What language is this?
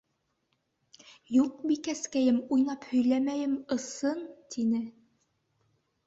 Bashkir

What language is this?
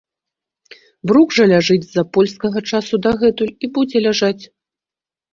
Belarusian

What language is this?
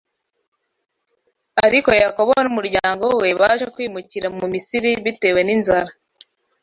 Kinyarwanda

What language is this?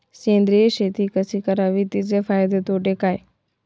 Marathi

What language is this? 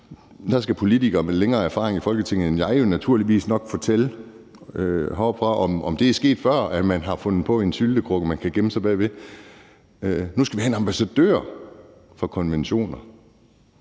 Danish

